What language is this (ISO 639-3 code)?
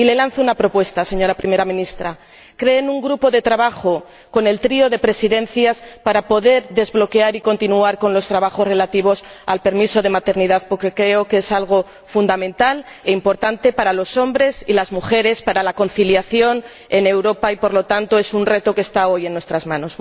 spa